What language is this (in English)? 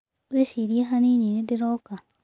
Kikuyu